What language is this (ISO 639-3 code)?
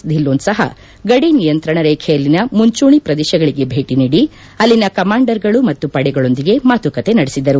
kan